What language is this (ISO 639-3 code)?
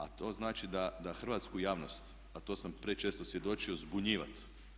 hrv